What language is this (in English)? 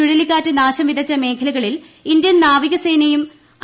Malayalam